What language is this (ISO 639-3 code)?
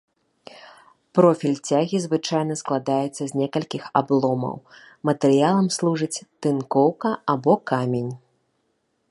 bel